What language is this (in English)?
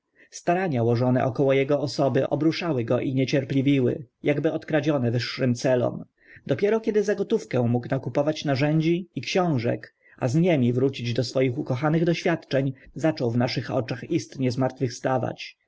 Polish